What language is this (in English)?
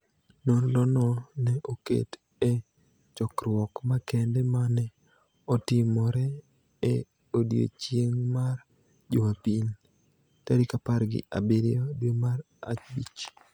Luo (Kenya and Tanzania)